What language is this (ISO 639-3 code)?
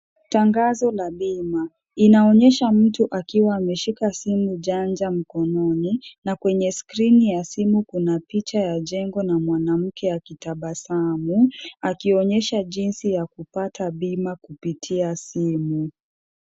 swa